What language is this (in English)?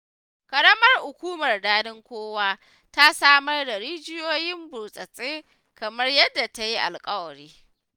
Hausa